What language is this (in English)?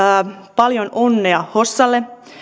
Finnish